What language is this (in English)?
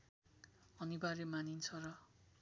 Nepali